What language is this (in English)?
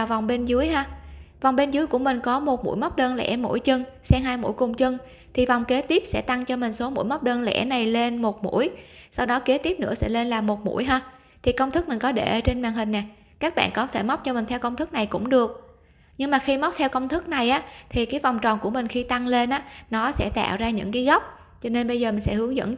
Vietnamese